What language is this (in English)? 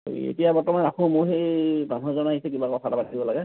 Assamese